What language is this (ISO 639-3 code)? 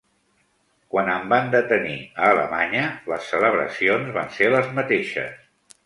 cat